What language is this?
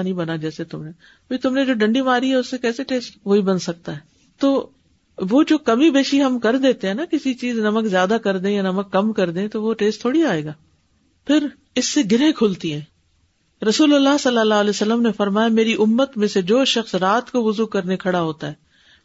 Urdu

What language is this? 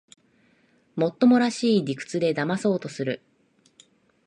Japanese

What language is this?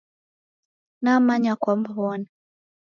Taita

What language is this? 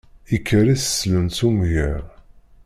Kabyle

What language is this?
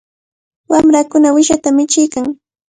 Cajatambo North Lima Quechua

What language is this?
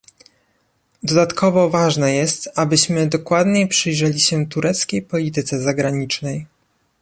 Polish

